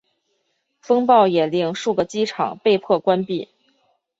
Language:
Chinese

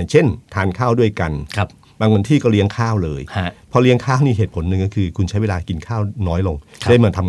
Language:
Thai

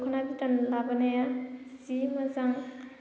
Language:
Bodo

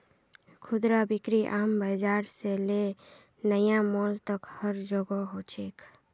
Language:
Magahi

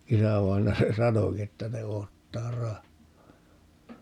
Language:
Finnish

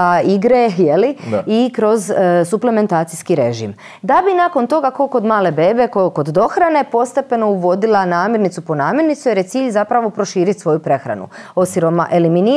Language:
Croatian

